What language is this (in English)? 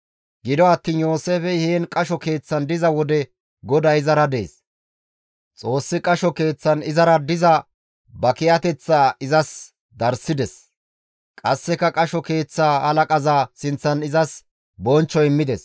Gamo